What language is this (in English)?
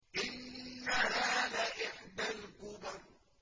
Arabic